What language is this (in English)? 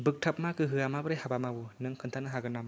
Bodo